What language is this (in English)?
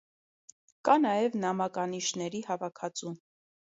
Armenian